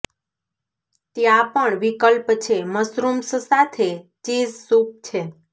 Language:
Gujarati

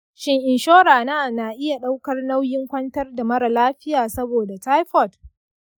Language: Hausa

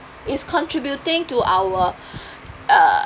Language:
English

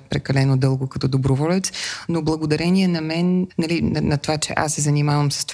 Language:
Bulgarian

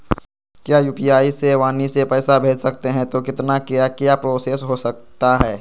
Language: Magahi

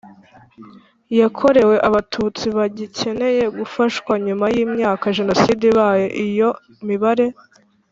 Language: Kinyarwanda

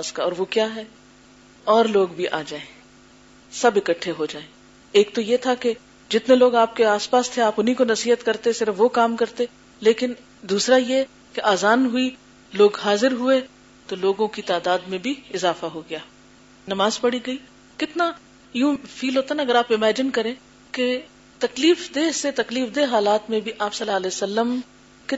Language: Urdu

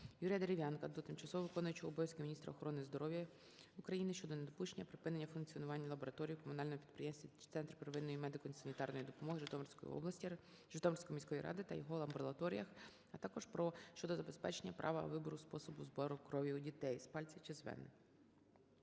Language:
Ukrainian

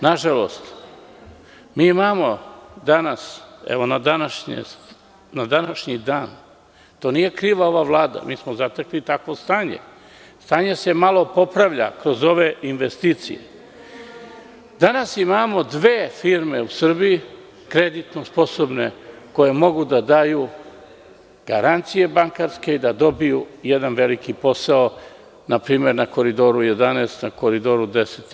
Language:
Serbian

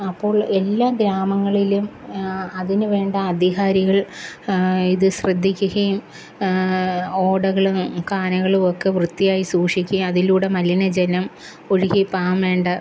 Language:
Malayalam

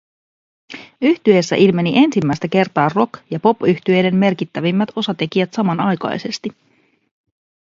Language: Finnish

